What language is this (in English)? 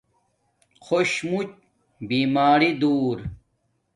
Domaaki